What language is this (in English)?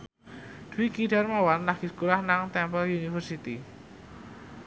Javanese